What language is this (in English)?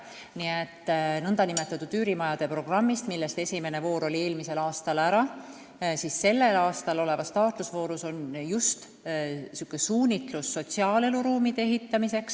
Estonian